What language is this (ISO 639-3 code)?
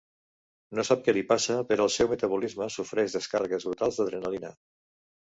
cat